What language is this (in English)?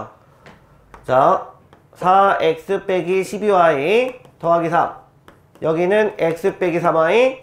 Korean